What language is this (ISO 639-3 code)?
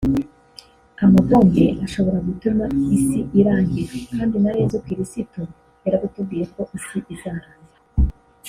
kin